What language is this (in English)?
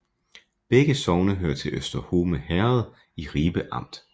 Danish